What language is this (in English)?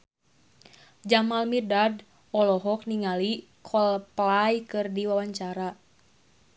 Sundanese